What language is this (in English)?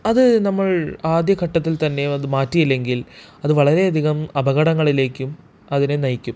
Malayalam